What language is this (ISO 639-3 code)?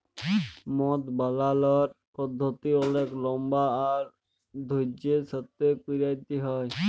ben